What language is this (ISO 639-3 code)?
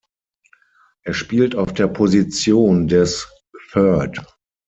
deu